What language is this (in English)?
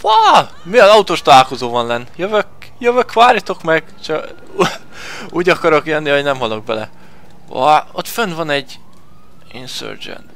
Hungarian